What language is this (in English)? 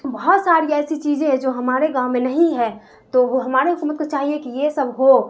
Urdu